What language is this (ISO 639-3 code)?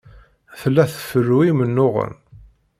kab